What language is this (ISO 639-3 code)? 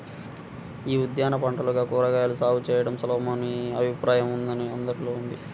tel